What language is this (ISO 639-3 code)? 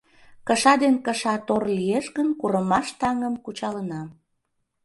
chm